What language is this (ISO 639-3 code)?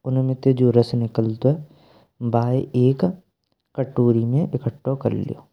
bra